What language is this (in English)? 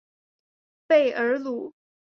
Chinese